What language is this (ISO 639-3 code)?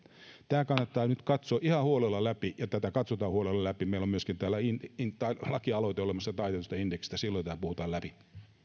fin